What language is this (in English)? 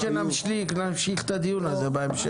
Hebrew